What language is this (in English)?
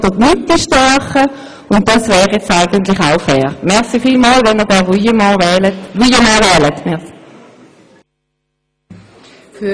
Swiss German